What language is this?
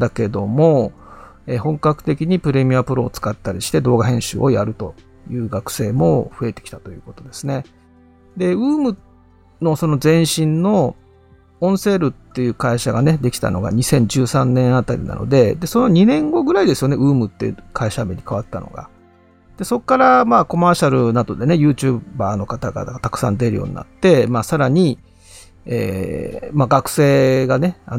Japanese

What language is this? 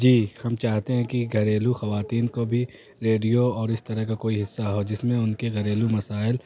Urdu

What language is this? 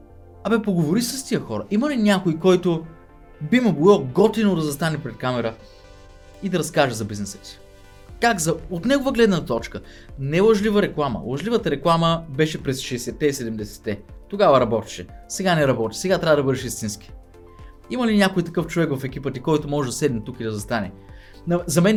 Bulgarian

